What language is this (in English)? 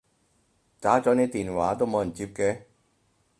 Cantonese